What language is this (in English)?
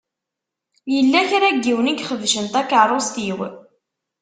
Kabyle